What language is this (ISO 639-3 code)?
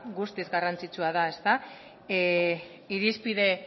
eus